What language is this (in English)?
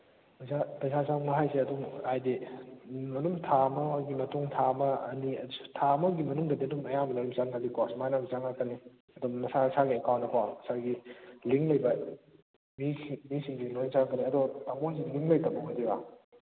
Manipuri